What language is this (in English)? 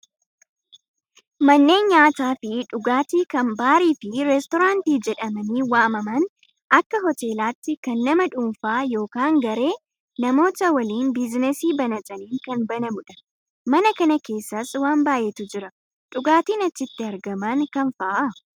Oromo